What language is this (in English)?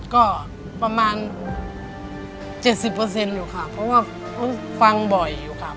Thai